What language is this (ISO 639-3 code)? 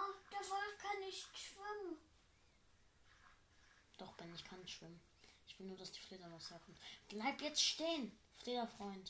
deu